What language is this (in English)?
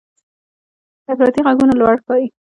Pashto